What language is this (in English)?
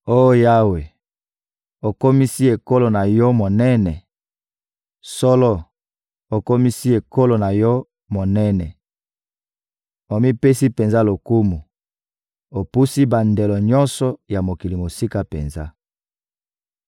Lingala